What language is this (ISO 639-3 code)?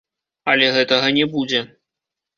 bel